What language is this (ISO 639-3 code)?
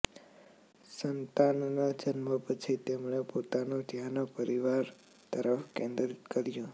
guj